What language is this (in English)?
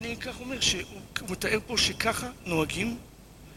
Hebrew